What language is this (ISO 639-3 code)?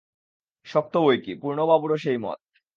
ben